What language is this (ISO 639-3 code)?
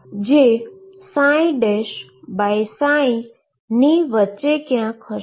guj